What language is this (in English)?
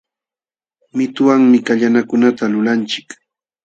Jauja Wanca Quechua